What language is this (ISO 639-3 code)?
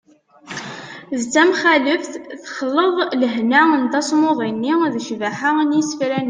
kab